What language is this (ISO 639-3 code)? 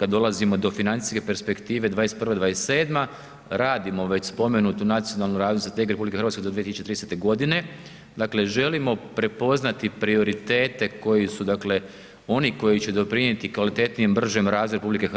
hrv